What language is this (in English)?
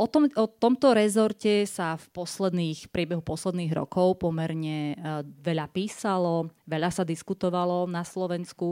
Slovak